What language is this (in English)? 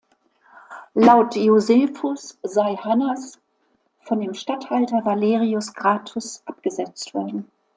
German